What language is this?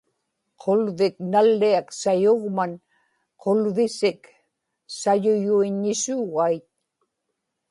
Inupiaq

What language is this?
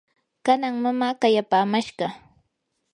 Yanahuanca Pasco Quechua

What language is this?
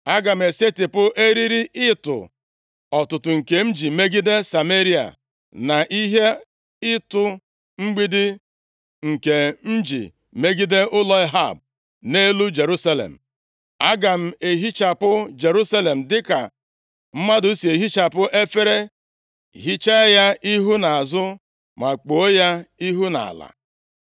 Igbo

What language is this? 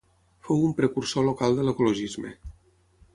Catalan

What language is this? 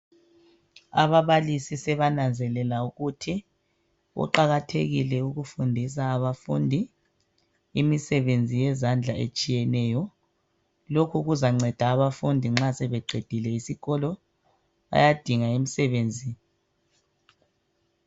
North Ndebele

